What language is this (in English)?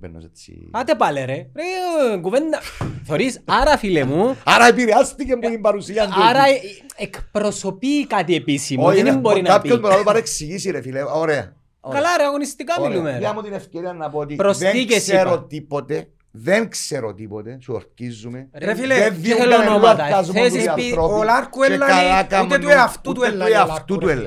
Greek